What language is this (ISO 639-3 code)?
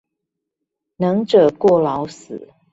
zho